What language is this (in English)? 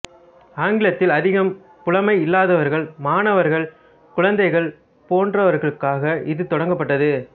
Tamil